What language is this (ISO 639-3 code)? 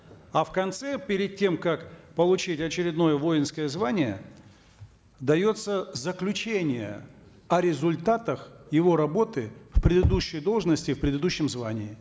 kaz